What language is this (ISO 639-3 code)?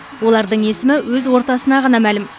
kaz